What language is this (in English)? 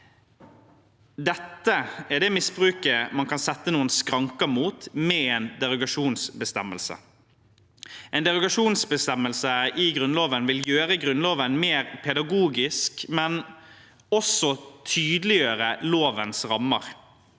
Norwegian